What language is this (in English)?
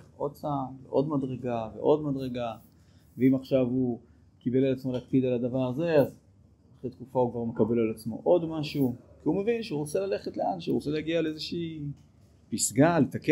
Hebrew